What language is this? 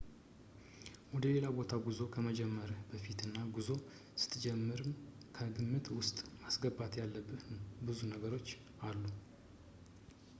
Amharic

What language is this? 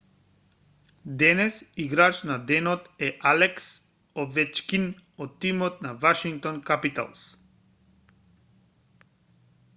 Macedonian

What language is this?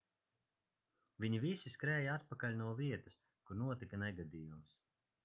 Latvian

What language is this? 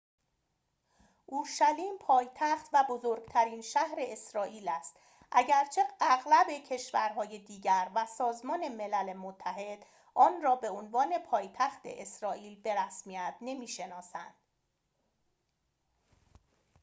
Persian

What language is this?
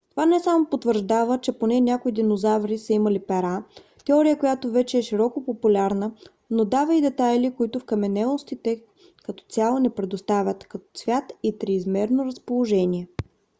Bulgarian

